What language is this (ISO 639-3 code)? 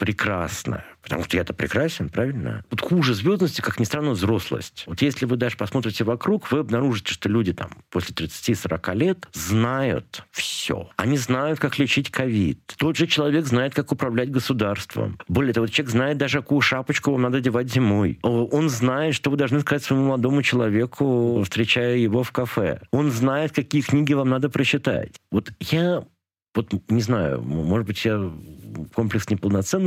rus